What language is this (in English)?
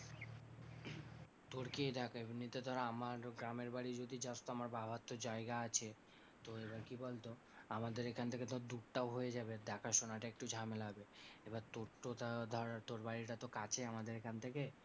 Bangla